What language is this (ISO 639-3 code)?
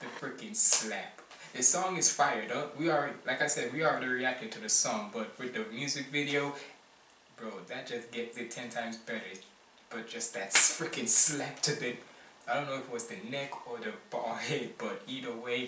eng